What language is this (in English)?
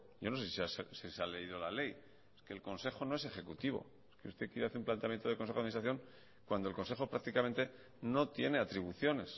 Spanish